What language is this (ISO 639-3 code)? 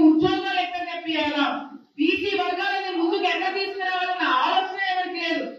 tel